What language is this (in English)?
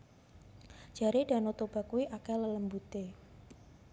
Javanese